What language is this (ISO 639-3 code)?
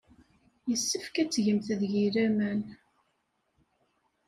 kab